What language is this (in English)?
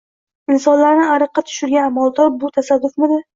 Uzbek